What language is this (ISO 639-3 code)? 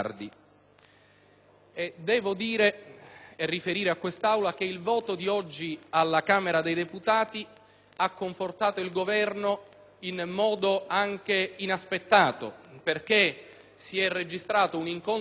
ita